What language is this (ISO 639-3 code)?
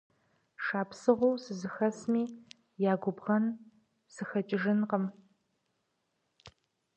kbd